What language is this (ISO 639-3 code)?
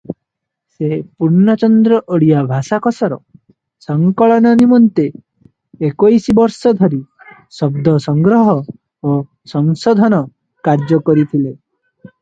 ori